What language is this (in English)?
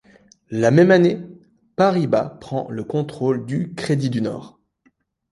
French